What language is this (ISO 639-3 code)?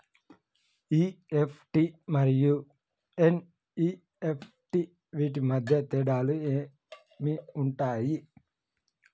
tel